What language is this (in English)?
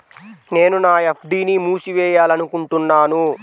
Telugu